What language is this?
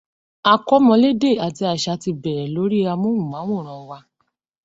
Yoruba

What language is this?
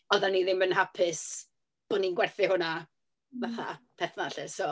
Welsh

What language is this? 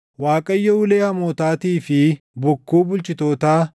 Oromo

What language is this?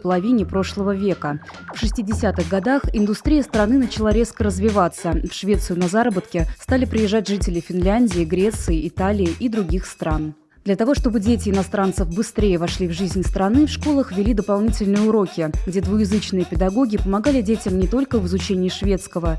Russian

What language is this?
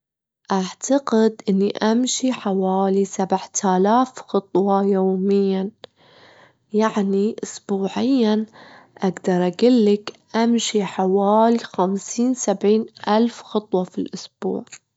Gulf Arabic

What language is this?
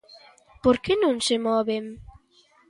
Galician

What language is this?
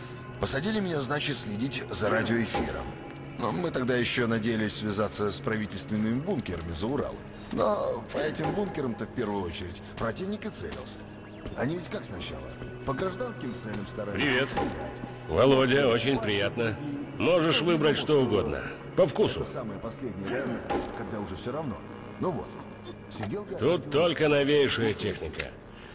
Russian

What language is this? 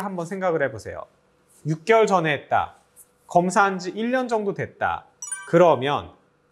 Korean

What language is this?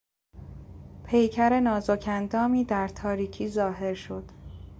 Persian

